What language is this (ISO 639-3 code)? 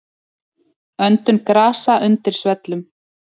isl